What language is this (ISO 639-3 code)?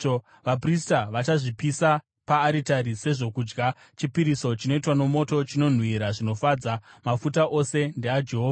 sna